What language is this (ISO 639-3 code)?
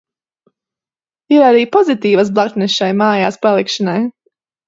lav